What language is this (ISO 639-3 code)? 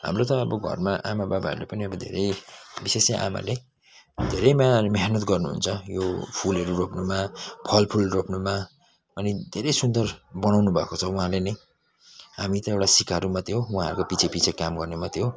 nep